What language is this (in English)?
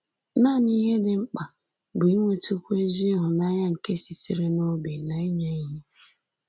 Igbo